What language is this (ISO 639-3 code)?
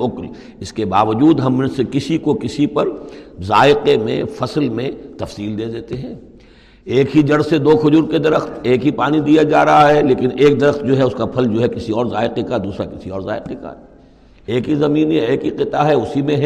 urd